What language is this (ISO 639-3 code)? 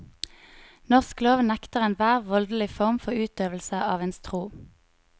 nor